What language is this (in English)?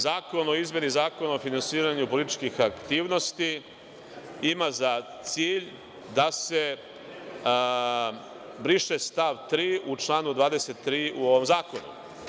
Serbian